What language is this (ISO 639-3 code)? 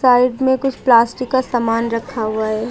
hin